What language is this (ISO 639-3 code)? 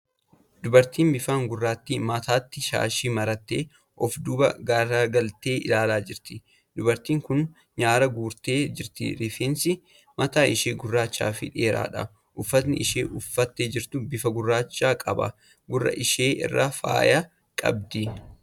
orm